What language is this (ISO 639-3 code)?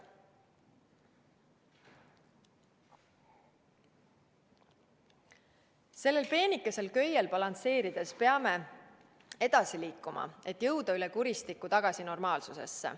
est